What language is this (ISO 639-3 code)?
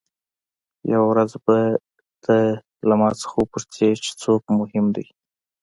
pus